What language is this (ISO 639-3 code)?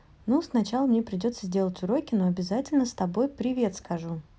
rus